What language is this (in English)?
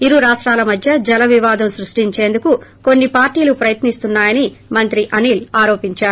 Telugu